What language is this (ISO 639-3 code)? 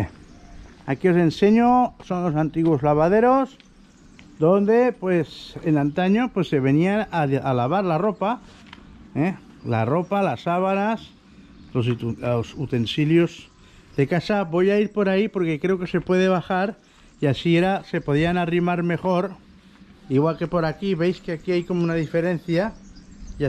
spa